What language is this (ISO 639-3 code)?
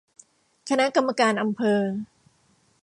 tha